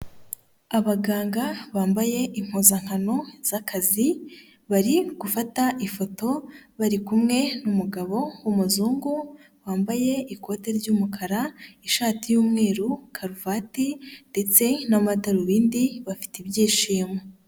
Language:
Kinyarwanda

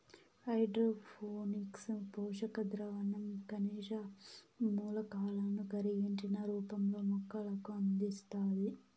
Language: Telugu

